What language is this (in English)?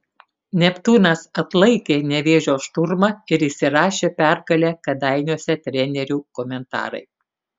Lithuanian